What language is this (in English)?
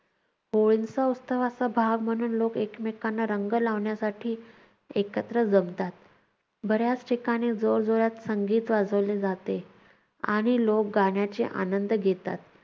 Marathi